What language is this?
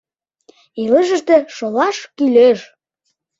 Mari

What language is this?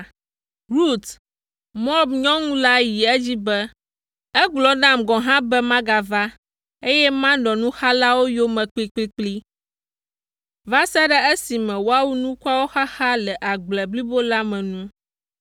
Ewe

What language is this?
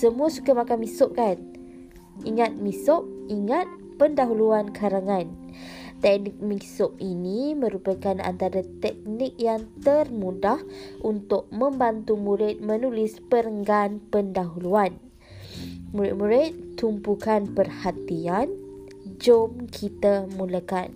Malay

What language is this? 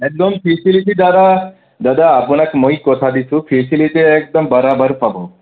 Assamese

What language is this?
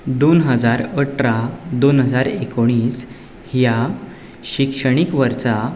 Konkani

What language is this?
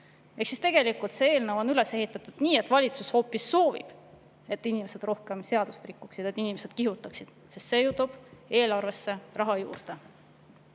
Estonian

